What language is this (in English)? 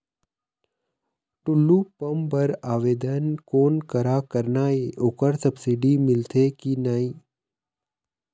Chhattisgarhi